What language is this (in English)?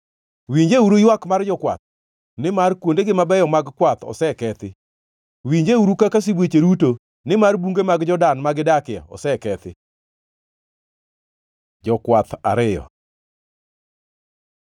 Luo (Kenya and Tanzania)